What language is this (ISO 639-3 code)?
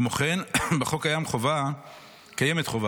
heb